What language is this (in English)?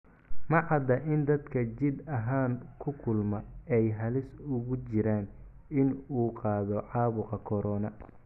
Somali